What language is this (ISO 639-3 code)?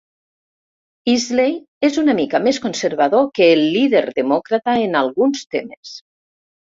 cat